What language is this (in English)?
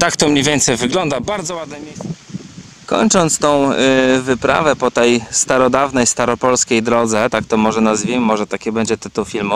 Polish